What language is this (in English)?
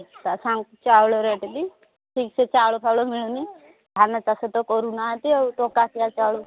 Odia